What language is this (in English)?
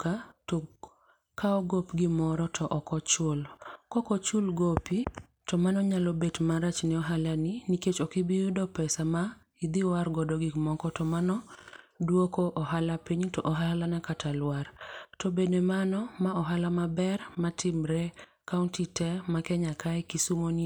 Luo (Kenya and Tanzania)